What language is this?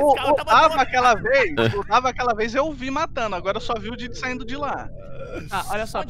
Portuguese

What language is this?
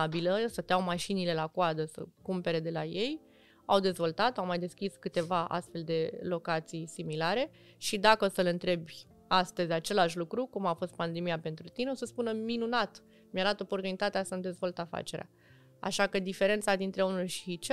Romanian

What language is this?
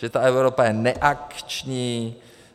Czech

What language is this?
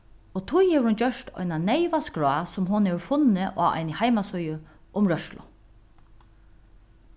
Faroese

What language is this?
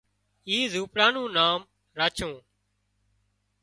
Wadiyara Koli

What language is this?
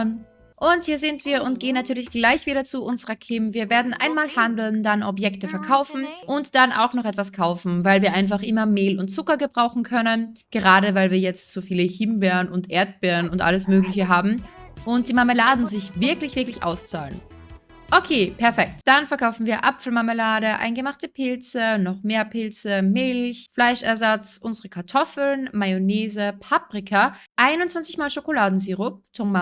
German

